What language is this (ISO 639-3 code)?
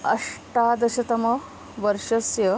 san